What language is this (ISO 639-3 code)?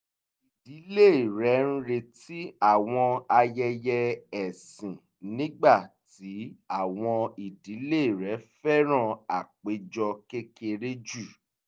yor